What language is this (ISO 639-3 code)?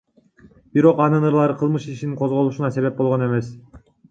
kir